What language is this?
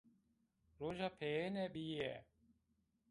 Zaza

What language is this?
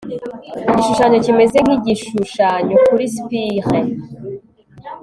Kinyarwanda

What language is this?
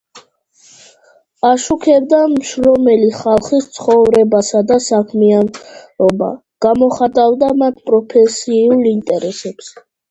Georgian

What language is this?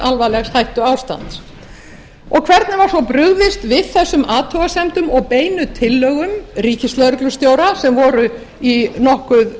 Icelandic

